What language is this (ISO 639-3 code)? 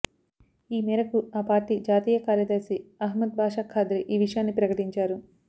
tel